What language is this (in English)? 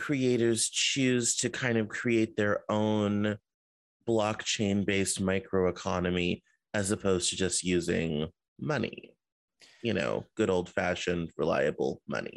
English